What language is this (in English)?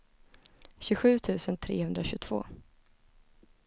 Swedish